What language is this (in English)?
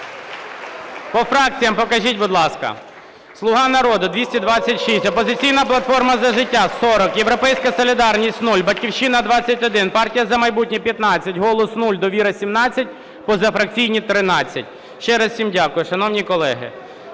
Ukrainian